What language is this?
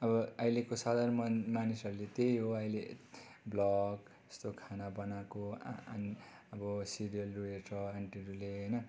Nepali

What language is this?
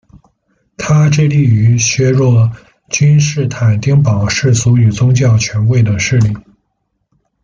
Chinese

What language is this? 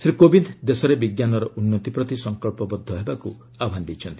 Odia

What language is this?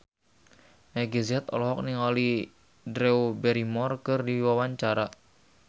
Sundanese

